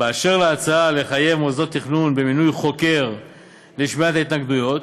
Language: Hebrew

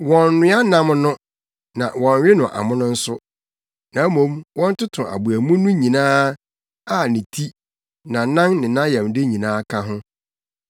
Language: Akan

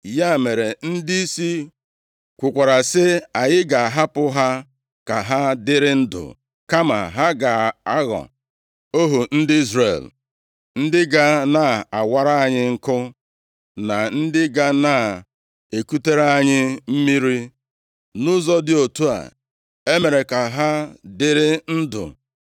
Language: Igbo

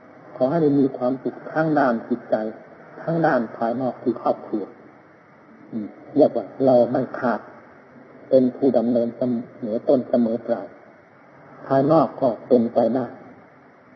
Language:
Thai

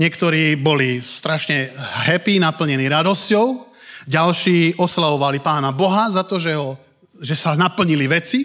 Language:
Slovak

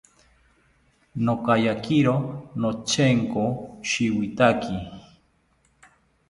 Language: South Ucayali Ashéninka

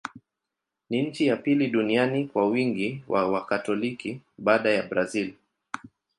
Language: Swahili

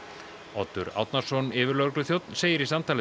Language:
Icelandic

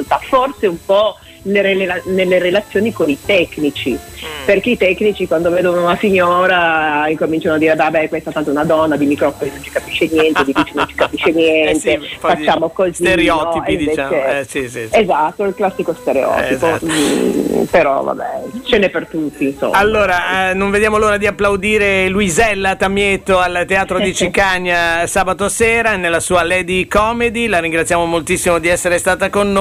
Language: Italian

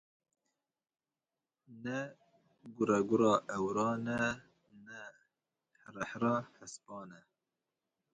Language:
Kurdish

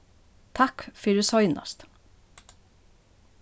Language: Faroese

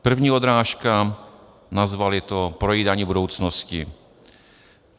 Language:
Czech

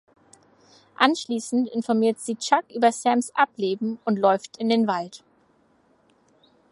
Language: German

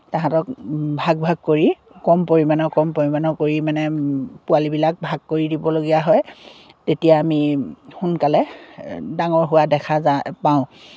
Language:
Assamese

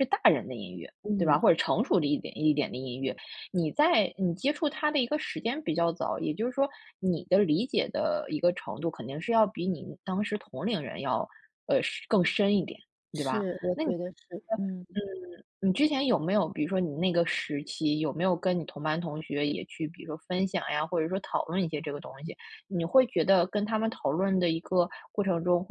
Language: Chinese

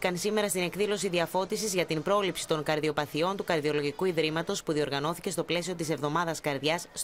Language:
Greek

